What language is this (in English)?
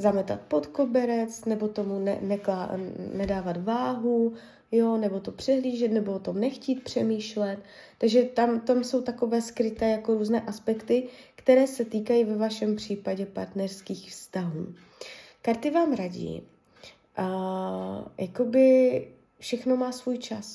Czech